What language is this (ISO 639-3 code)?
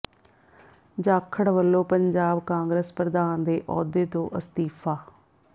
pan